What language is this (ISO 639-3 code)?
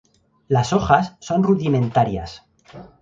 spa